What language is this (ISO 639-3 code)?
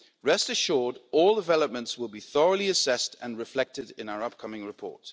eng